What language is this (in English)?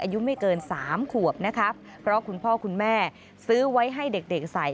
Thai